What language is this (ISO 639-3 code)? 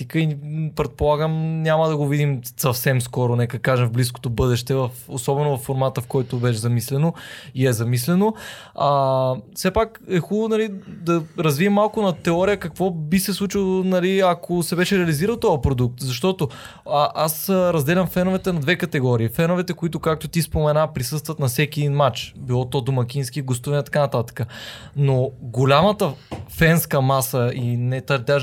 bul